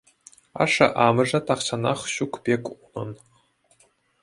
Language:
Chuvash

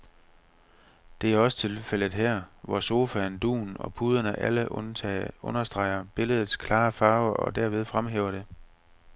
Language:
Danish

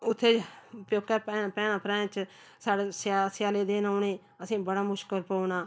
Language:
Dogri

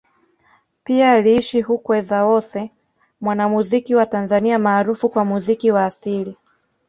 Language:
Swahili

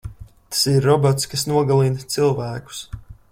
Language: Latvian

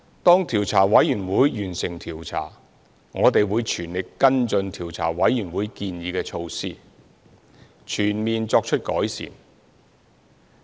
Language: Cantonese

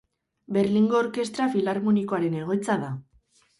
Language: Basque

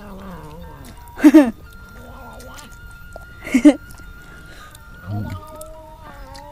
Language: Indonesian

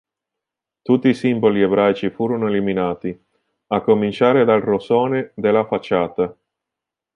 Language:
Italian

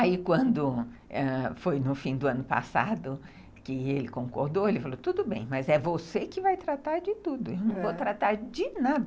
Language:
Portuguese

